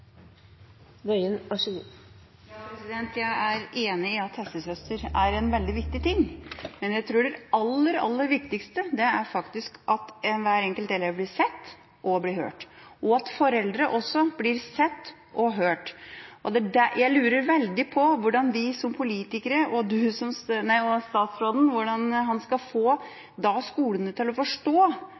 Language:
Norwegian Bokmål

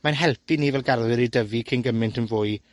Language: Welsh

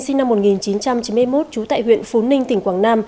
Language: Vietnamese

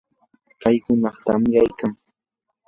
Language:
Yanahuanca Pasco Quechua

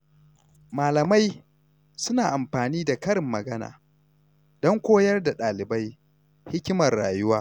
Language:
Hausa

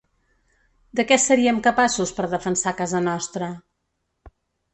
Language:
Catalan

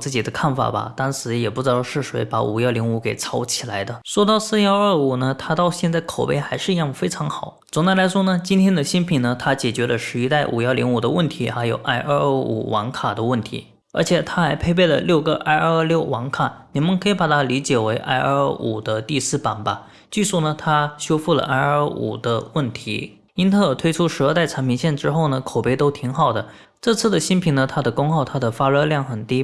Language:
Chinese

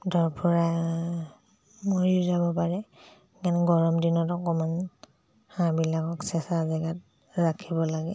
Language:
Assamese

